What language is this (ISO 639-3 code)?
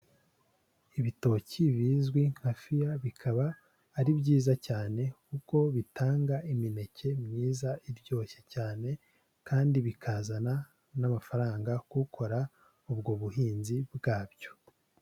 kin